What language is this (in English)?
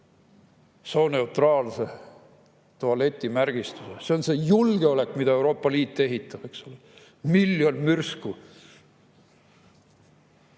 Estonian